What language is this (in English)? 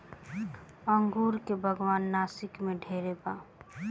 Bhojpuri